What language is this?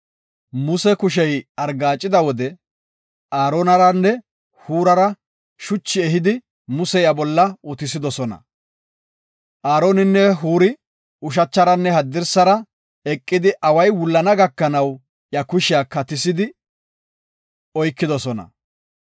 Gofa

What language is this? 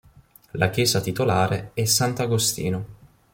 Italian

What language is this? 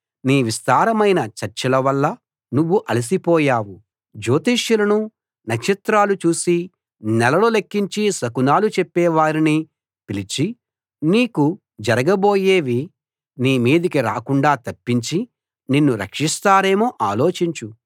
Telugu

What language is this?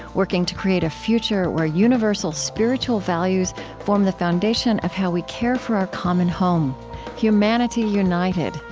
English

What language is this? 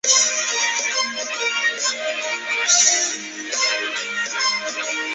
Chinese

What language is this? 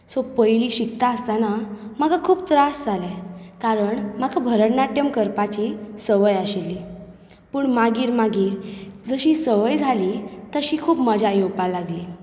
Konkani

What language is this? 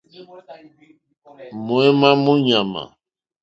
Mokpwe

